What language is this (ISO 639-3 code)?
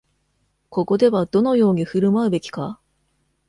jpn